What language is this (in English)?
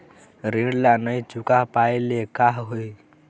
Chhattisgarhi